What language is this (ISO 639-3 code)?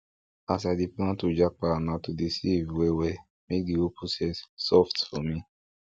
pcm